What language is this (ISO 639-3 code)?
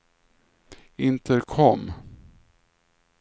swe